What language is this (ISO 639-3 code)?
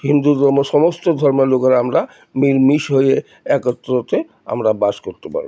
ben